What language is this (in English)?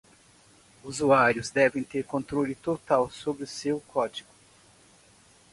Portuguese